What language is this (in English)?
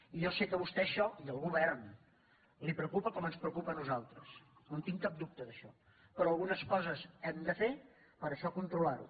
Catalan